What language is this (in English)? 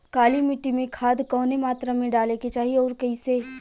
Bhojpuri